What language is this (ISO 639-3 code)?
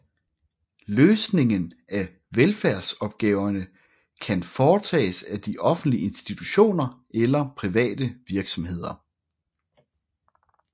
dan